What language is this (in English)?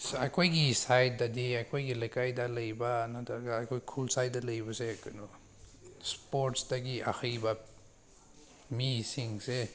Manipuri